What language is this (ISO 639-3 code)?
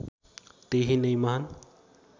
nep